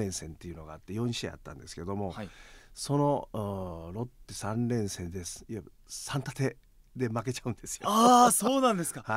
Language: Japanese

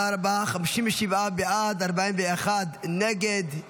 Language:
Hebrew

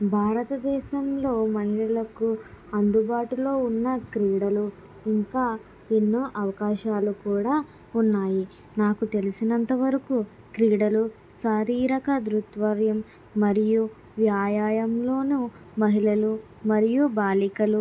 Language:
Telugu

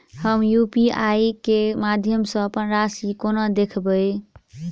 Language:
Maithili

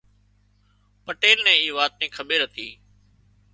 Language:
Wadiyara Koli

